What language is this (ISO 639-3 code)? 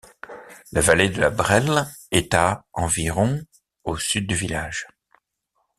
fra